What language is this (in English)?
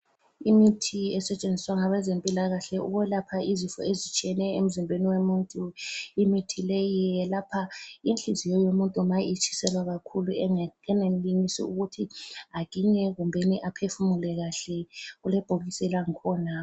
North Ndebele